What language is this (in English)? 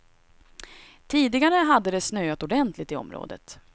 Swedish